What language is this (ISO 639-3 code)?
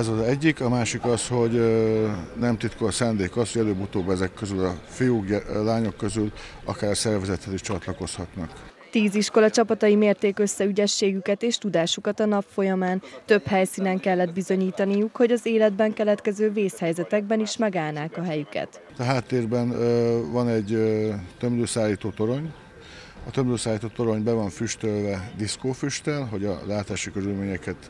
hun